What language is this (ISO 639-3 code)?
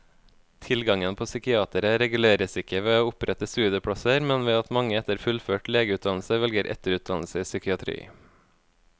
nor